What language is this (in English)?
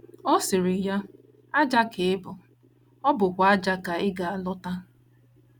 Igbo